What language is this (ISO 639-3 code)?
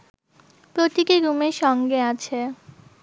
ben